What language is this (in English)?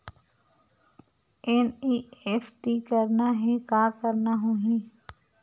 Chhattisgarhi